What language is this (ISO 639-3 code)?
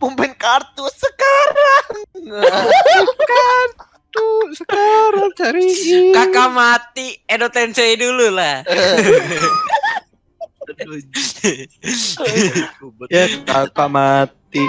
ind